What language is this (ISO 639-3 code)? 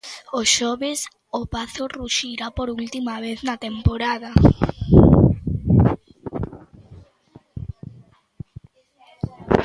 glg